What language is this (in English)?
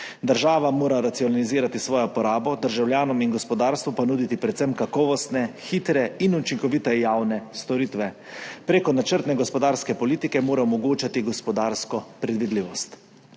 Slovenian